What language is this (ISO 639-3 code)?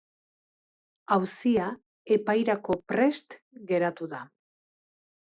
eus